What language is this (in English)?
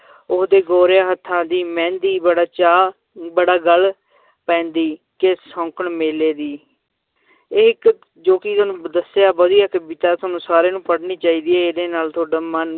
Punjabi